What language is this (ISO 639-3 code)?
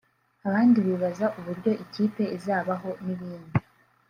kin